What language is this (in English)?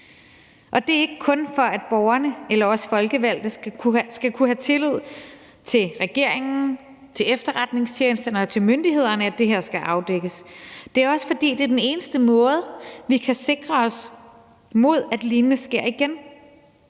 Danish